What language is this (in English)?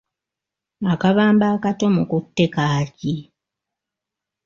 Ganda